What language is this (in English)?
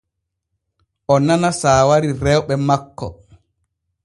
Borgu Fulfulde